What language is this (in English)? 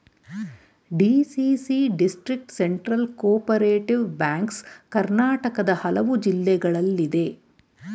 Kannada